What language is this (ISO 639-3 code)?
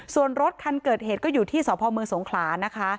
tha